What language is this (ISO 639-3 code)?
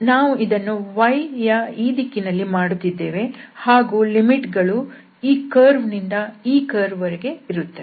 kan